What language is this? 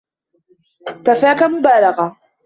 Arabic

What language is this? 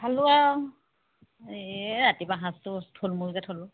Assamese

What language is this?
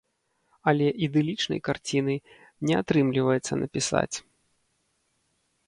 Belarusian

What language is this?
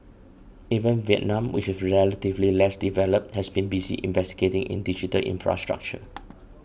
English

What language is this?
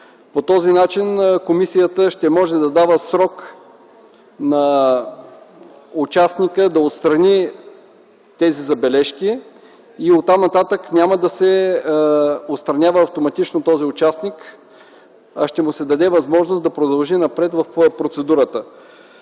Bulgarian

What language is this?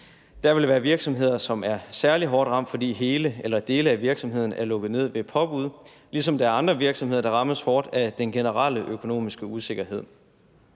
Danish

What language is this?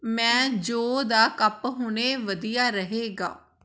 Punjabi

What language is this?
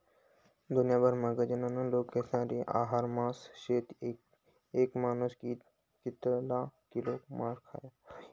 Marathi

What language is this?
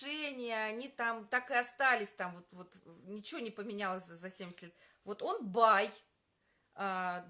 Russian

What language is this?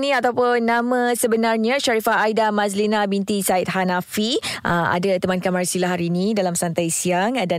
Malay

